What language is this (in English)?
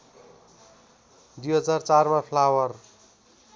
Nepali